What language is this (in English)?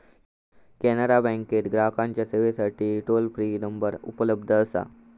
Marathi